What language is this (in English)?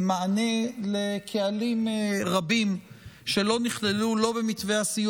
Hebrew